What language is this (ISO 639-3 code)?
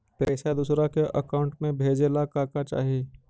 mag